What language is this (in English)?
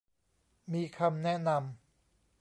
Thai